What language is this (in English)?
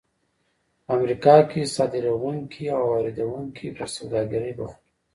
Pashto